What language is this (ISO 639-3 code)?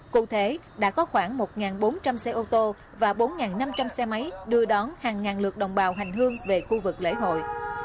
vie